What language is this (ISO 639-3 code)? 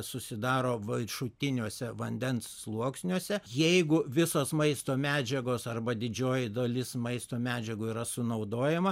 lit